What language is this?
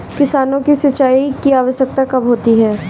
Hindi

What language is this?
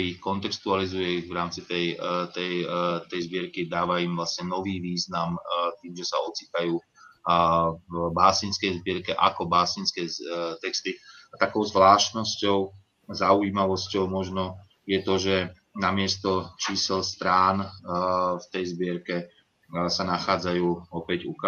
Slovak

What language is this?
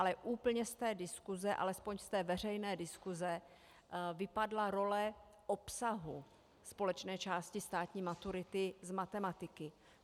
Czech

